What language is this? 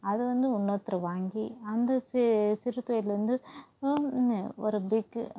Tamil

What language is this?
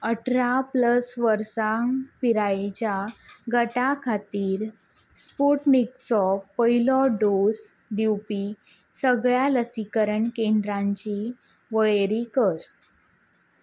Konkani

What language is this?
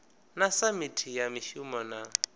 Venda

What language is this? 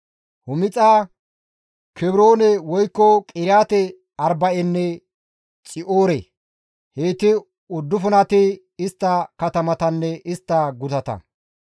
Gamo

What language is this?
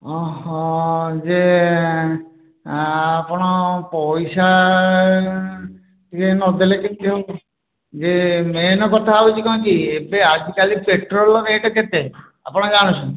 Odia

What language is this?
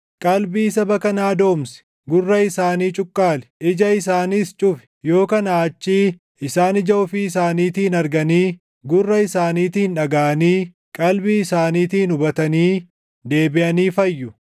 Oromo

